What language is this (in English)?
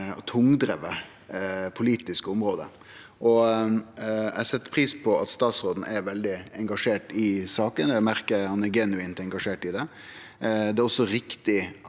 Norwegian